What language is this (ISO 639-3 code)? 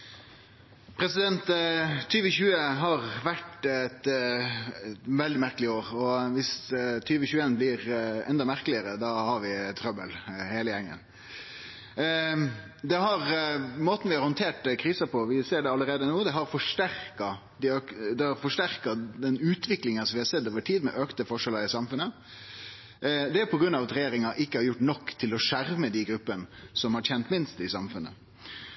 nno